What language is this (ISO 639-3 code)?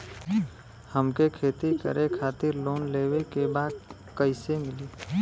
bho